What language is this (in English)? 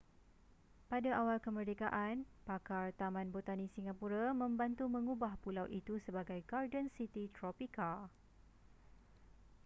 Malay